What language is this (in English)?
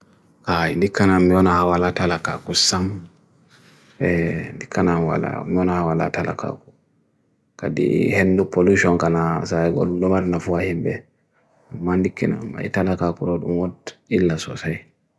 Bagirmi Fulfulde